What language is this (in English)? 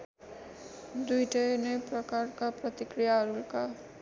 Nepali